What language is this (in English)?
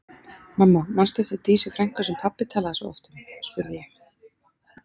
Icelandic